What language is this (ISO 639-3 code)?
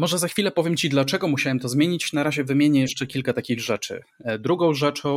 pol